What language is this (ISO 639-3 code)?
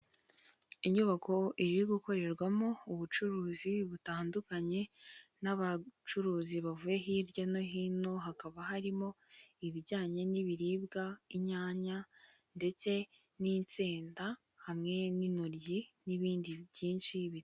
kin